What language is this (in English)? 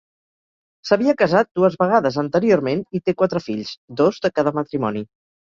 Catalan